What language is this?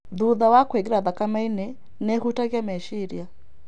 Kikuyu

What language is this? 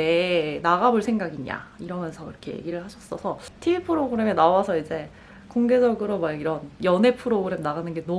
Korean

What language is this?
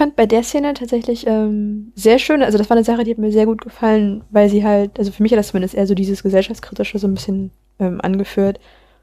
German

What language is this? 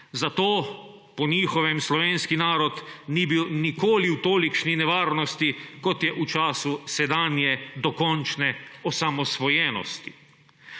Slovenian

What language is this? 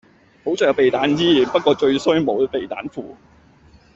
Cantonese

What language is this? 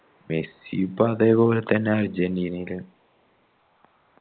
Malayalam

